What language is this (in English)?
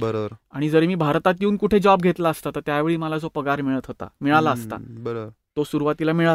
Marathi